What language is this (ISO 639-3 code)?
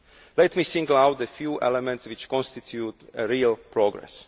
eng